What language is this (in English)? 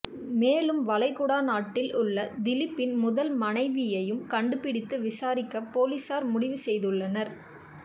Tamil